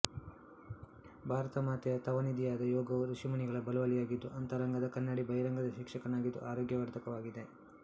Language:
Kannada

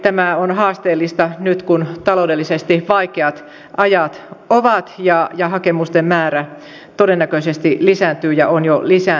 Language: Finnish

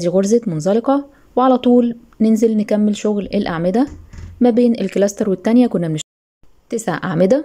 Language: Arabic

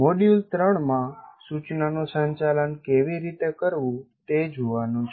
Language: Gujarati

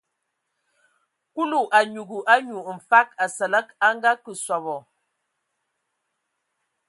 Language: Ewondo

